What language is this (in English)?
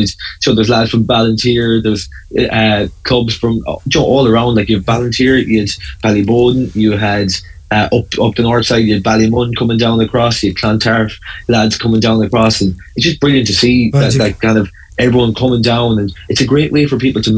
English